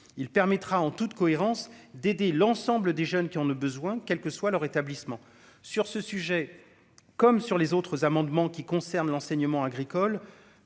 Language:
French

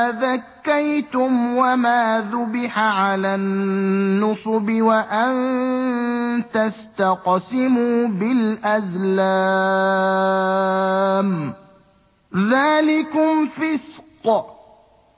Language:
Arabic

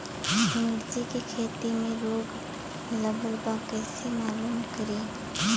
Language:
Bhojpuri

